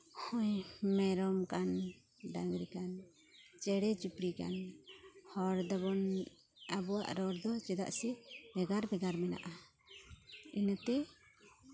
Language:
Santali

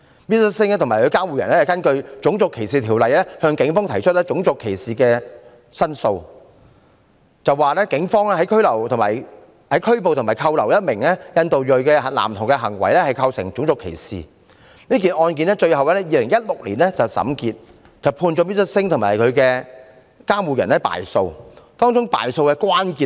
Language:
Cantonese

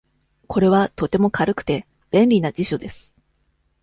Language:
Japanese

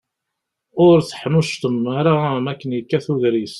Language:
Kabyle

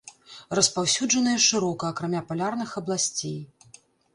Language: Belarusian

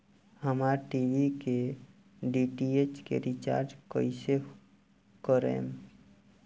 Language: Bhojpuri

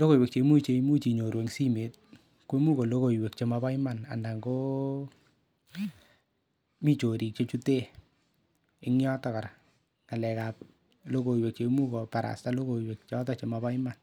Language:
Kalenjin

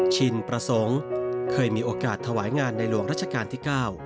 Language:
Thai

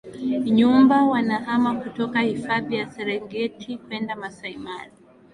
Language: Swahili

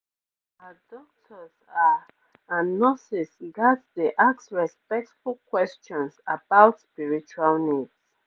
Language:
Nigerian Pidgin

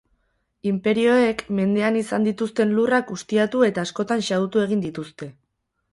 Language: Basque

